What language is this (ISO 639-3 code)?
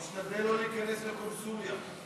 heb